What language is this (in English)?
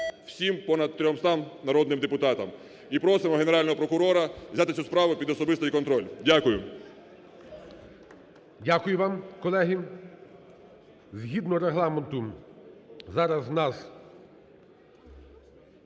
Ukrainian